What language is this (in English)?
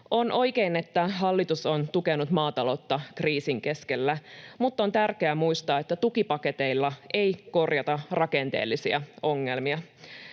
Finnish